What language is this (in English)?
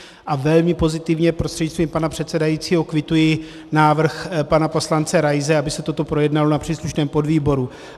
Czech